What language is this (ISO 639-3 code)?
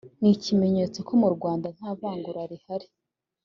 kin